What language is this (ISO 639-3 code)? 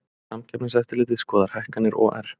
isl